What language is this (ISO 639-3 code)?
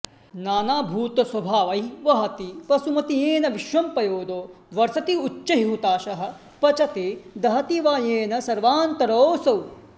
san